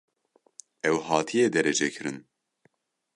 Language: Kurdish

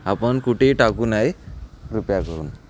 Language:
Marathi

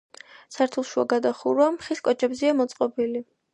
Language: Georgian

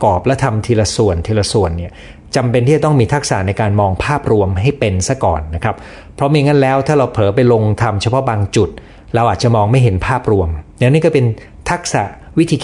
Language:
Thai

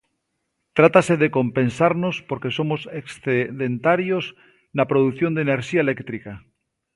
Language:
Galician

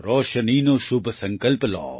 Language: Gujarati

